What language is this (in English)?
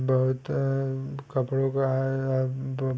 Hindi